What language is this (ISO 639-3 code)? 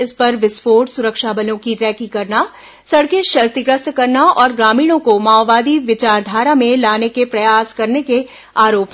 hin